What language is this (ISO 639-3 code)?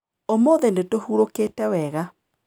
kik